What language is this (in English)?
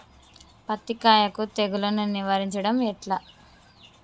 Telugu